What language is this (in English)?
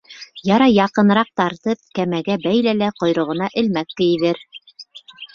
Bashkir